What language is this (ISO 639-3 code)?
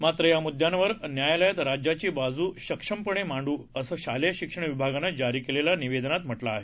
mar